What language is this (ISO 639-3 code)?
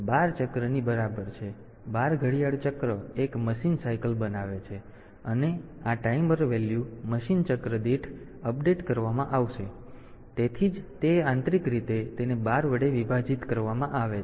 guj